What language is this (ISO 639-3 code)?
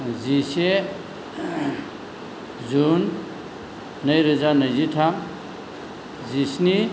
brx